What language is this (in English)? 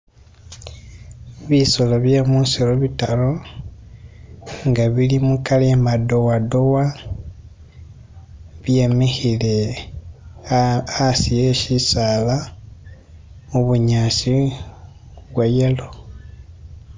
Masaaba